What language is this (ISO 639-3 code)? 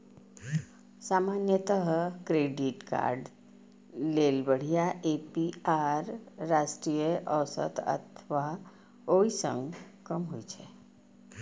mai